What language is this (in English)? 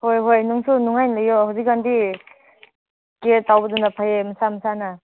Manipuri